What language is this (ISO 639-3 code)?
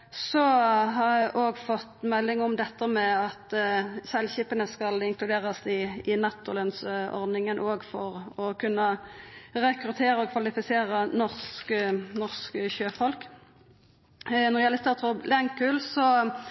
nno